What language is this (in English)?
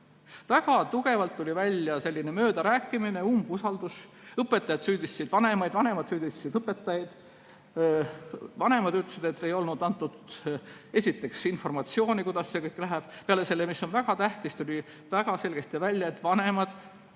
Estonian